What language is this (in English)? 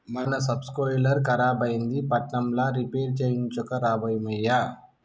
Telugu